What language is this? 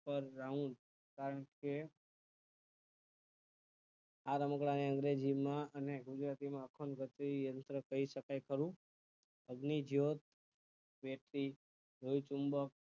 Gujarati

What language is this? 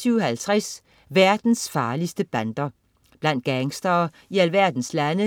Danish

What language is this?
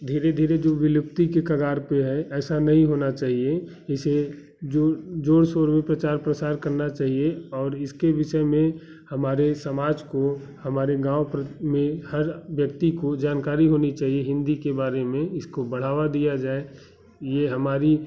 Hindi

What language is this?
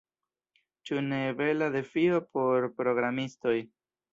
Esperanto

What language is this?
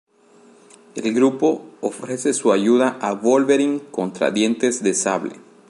Spanish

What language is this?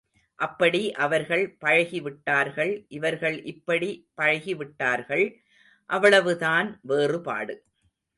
Tamil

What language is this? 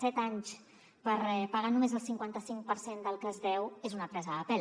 Catalan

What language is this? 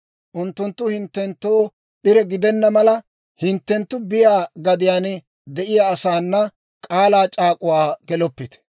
Dawro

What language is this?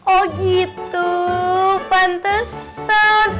Indonesian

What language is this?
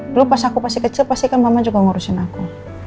Indonesian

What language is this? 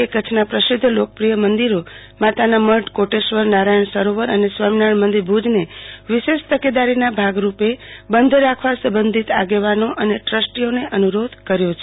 Gujarati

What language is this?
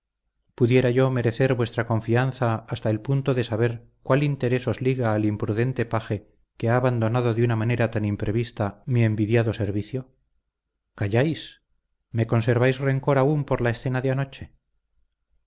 Spanish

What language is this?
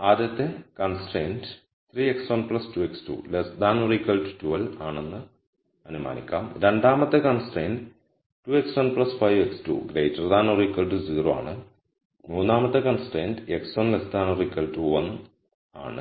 Malayalam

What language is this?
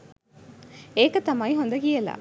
Sinhala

